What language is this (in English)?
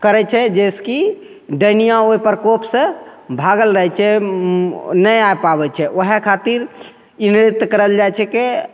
Maithili